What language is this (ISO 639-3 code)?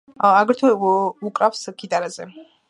kat